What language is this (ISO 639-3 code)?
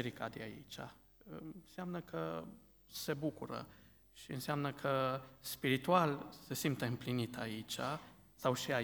ron